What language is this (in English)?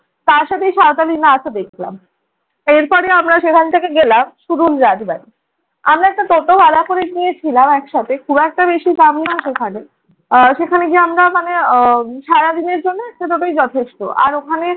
Bangla